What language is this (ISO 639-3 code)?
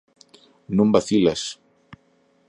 glg